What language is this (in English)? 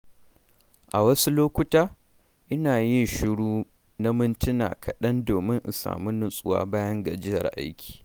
Hausa